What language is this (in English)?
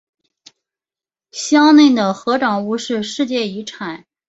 Chinese